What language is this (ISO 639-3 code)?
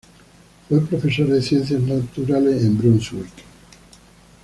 spa